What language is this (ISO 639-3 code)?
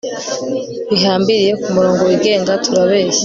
kin